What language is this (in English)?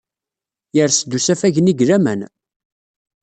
Kabyle